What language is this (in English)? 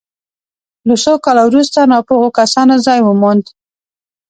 Pashto